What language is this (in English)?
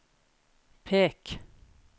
Norwegian